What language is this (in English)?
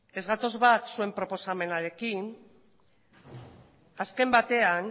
Basque